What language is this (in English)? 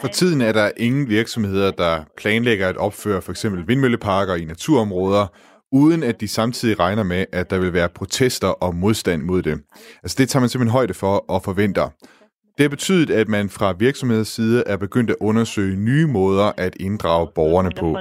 Danish